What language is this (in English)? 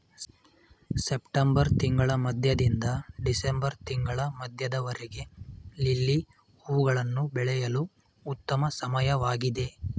Kannada